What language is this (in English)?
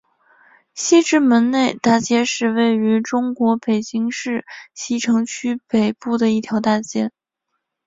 Chinese